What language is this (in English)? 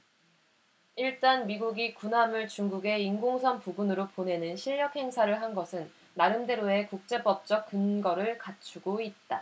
Korean